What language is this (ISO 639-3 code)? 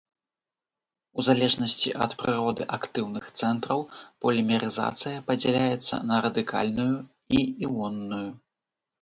bel